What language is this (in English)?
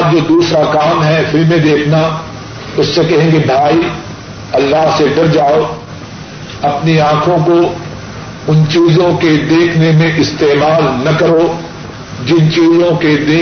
Urdu